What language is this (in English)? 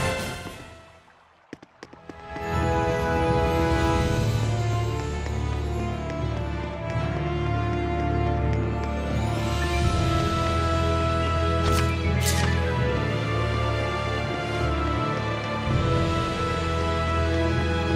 Japanese